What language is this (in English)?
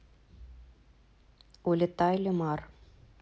Russian